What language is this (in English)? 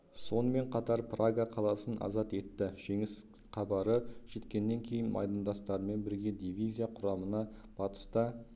Kazakh